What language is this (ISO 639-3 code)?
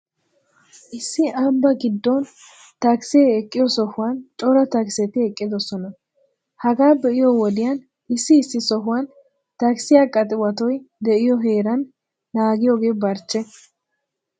wal